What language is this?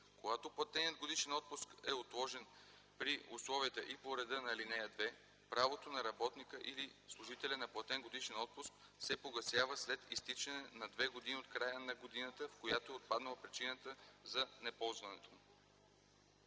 Bulgarian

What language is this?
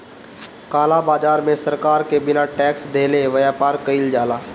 Bhojpuri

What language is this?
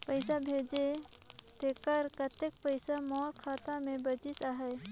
Chhattisgarhi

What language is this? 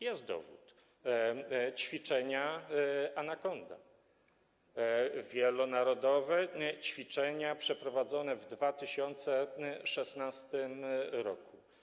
Polish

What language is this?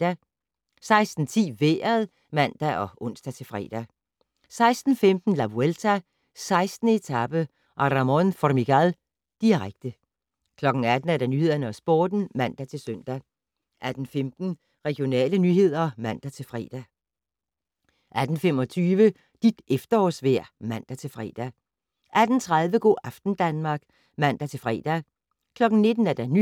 Danish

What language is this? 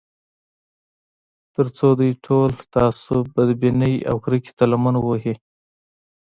Pashto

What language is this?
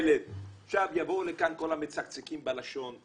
Hebrew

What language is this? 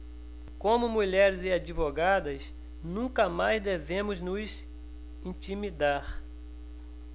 Portuguese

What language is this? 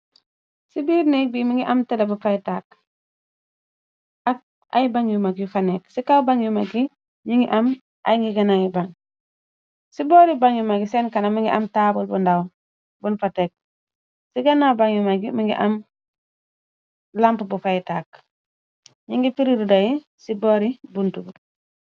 Wolof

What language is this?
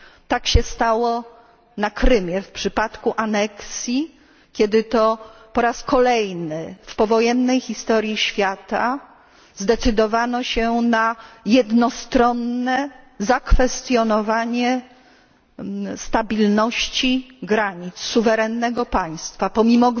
Polish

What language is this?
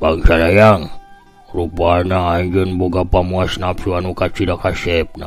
Indonesian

